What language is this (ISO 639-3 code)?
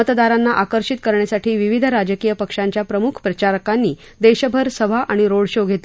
mar